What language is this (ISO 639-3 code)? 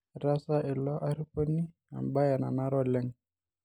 mas